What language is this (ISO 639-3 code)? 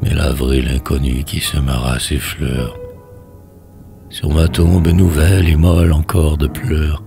fra